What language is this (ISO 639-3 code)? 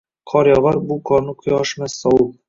uzb